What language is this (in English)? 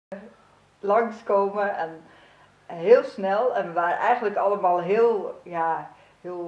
Dutch